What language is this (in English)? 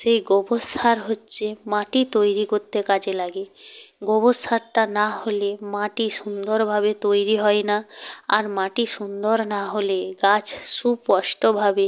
Bangla